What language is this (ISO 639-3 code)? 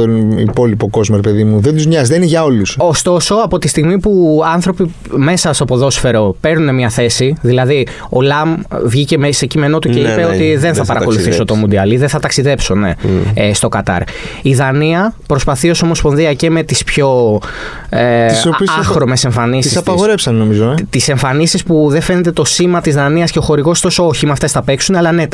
ell